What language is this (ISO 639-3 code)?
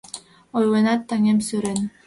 chm